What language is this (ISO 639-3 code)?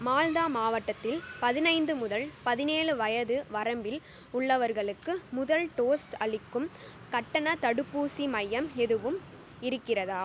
tam